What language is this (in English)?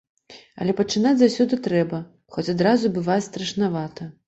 Belarusian